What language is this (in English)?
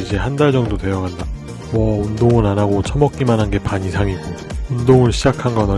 Korean